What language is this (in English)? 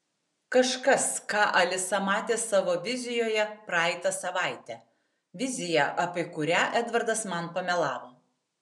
Lithuanian